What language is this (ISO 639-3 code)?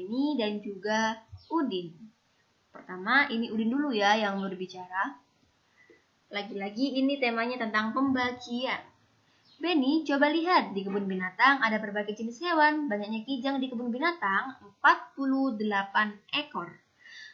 ind